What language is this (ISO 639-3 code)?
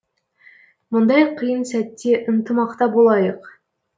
kaz